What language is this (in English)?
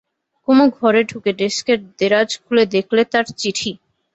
Bangla